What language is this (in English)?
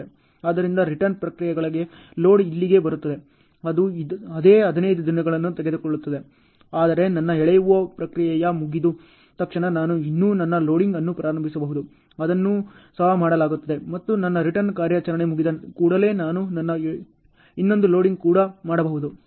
Kannada